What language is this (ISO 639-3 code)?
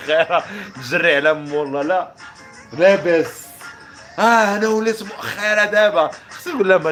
ara